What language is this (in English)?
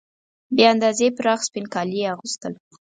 Pashto